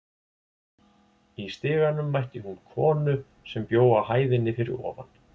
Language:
Icelandic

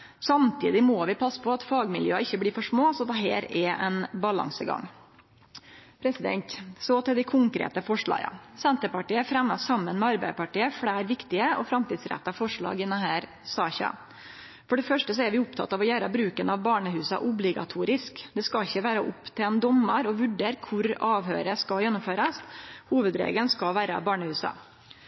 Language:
Norwegian Nynorsk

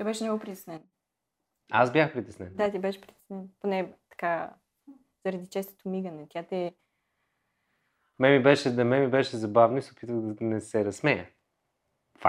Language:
Bulgarian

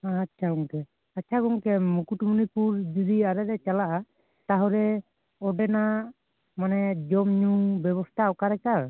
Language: Santali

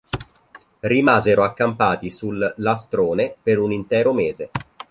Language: Italian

